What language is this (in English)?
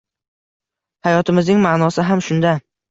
Uzbek